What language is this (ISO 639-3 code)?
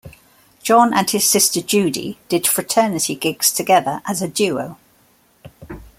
eng